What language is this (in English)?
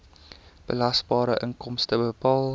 Afrikaans